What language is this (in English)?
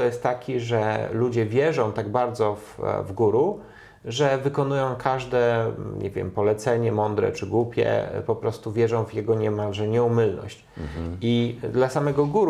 Polish